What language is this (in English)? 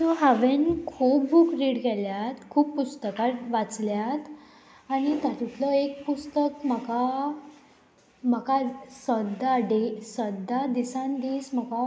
Konkani